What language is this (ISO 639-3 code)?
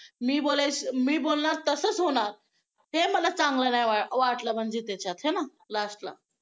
mar